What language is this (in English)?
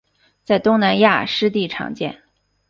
Chinese